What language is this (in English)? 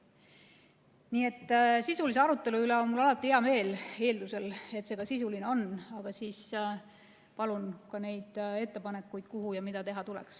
Estonian